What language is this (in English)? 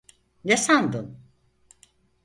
Turkish